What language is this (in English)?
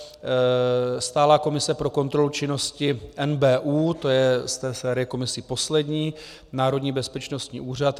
Czech